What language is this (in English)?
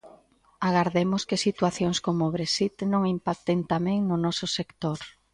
Galician